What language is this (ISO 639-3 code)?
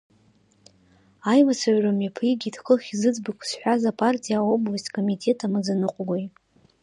abk